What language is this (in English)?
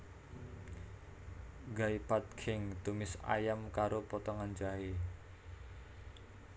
Javanese